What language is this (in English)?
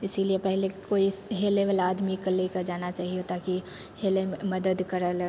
Maithili